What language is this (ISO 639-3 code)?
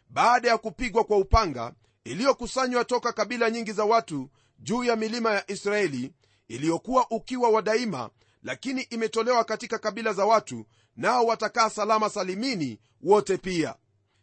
swa